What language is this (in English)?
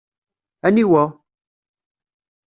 Kabyle